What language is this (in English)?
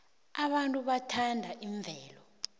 South Ndebele